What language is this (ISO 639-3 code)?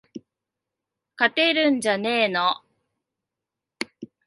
jpn